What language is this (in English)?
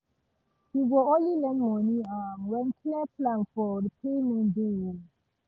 Nigerian Pidgin